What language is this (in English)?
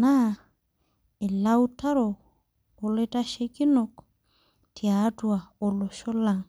Masai